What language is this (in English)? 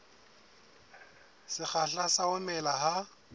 Southern Sotho